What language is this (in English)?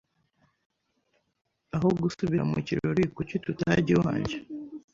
Kinyarwanda